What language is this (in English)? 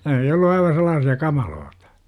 Finnish